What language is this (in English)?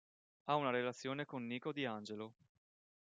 Italian